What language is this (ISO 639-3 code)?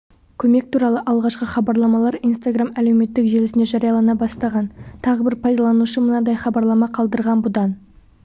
kaz